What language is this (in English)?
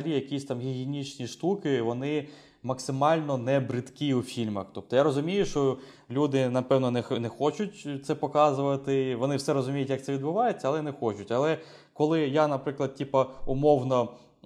Ukrainian